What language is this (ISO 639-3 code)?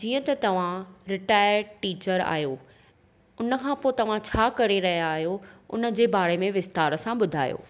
snd